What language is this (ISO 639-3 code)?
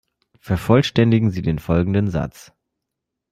deu